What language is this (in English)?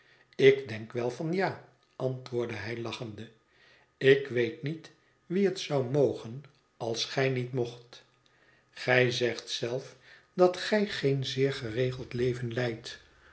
Dutch